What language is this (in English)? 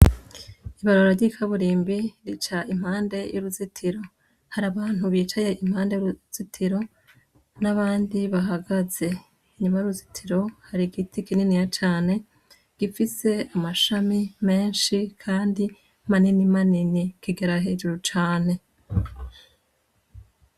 Rundi